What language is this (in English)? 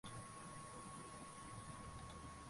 Swahili